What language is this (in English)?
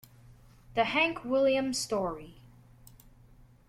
English